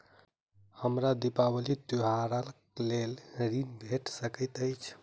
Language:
Maithili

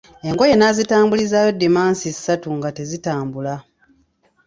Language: Ganda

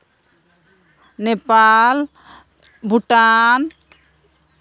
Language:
Santali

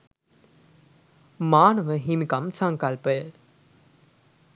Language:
Sinhala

